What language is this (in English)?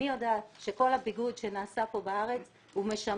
Hebrew